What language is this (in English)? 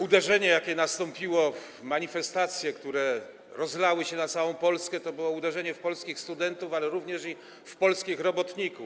Polish